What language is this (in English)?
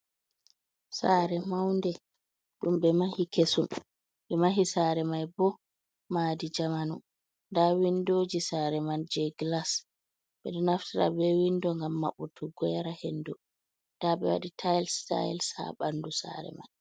Fula